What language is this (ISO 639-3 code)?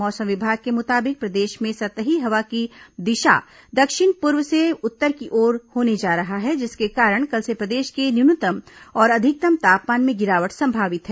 hin